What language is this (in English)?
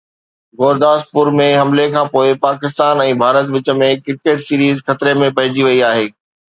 Sindhi